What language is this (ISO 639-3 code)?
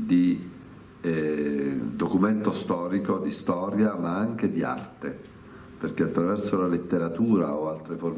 ita